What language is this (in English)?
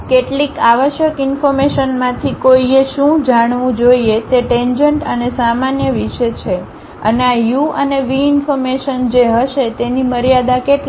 Gujarati